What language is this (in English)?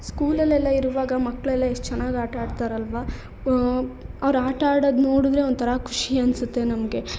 Kannada